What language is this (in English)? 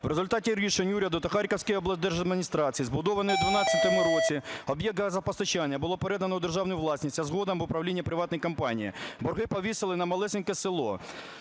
Ukrainian